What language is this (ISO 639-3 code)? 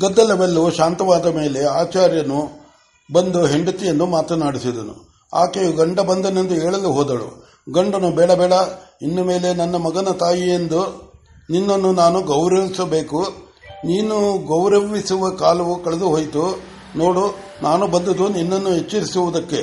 kan